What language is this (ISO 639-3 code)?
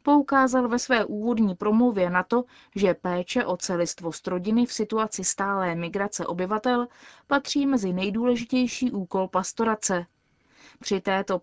ces